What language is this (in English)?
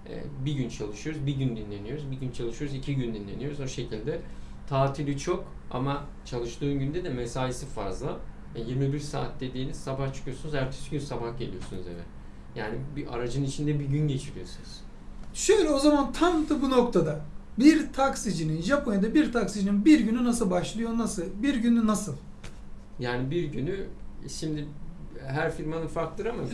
Turkish